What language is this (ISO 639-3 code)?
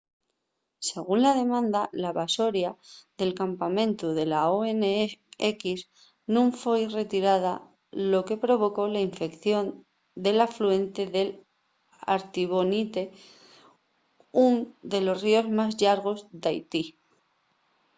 ast